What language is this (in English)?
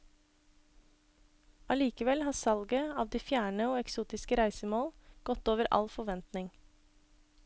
Norwegian